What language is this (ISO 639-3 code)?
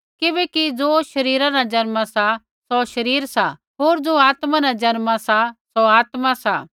kfx